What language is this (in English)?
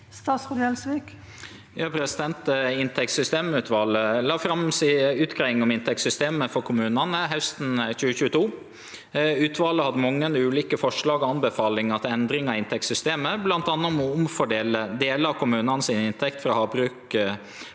Norwegian